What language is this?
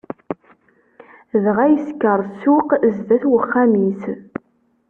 Kabyle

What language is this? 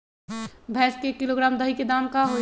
Magahi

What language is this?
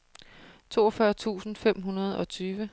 Danish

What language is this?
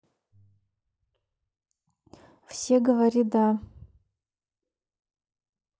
Russian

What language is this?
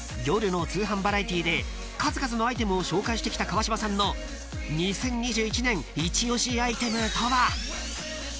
Japanese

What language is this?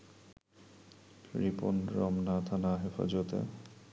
Bangla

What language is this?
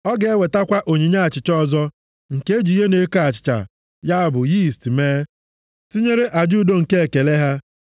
Igbo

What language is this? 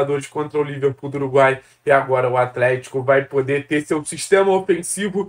Portuguese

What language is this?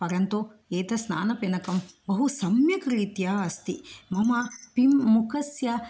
Sanskrit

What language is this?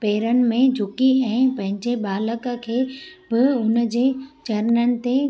Sindhi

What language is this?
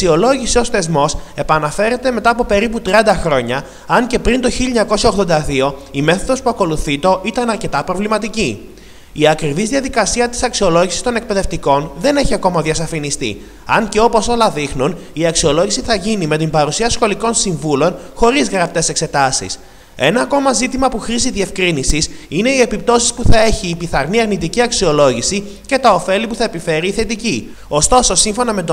Greek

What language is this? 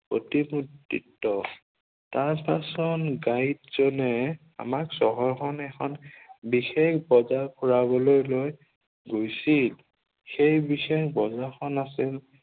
Assamese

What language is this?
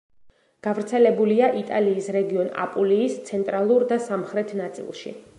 Georgian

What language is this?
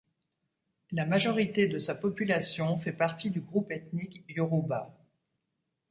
French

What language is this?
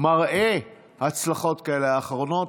Hebrew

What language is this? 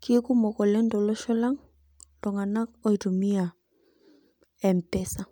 Masai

